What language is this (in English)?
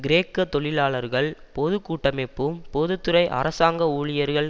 Tamil